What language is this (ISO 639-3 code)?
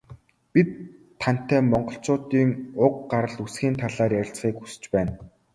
mon